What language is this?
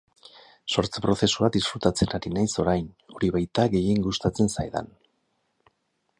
Basque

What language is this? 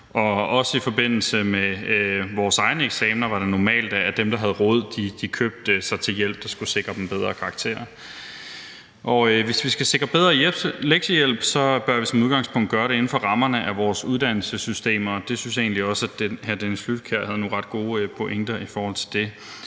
Danish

